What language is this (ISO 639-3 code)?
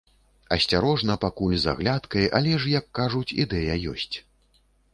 bel